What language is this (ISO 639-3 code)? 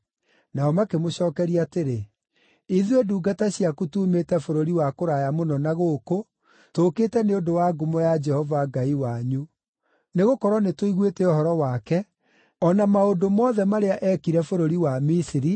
kik